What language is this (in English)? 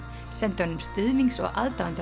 Icelandic